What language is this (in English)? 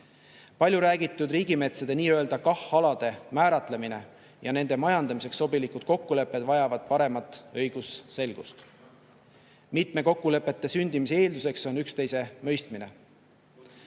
Estonian